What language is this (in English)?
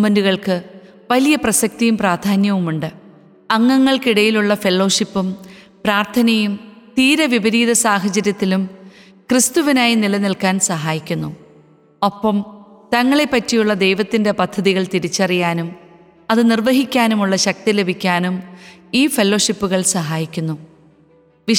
Malayalam